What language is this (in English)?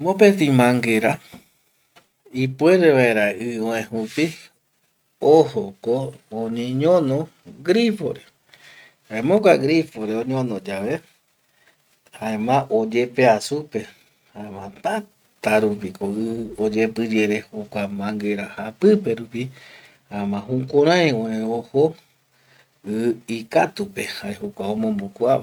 Eastern Bolivian Guaraní